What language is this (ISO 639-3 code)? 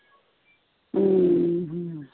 pan